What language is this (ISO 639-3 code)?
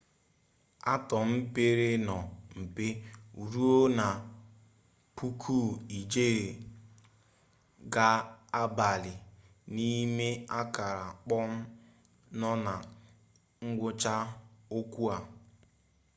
ibo